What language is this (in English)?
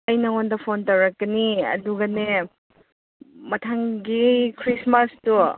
Manipuri